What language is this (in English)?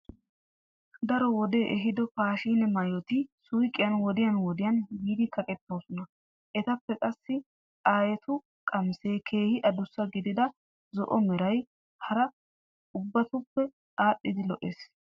Wolaytta